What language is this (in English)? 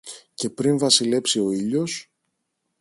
Greek